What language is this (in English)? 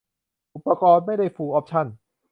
Thai